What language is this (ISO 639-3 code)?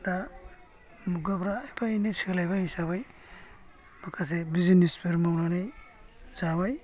brx